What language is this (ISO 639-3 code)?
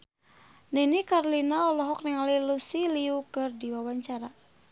sun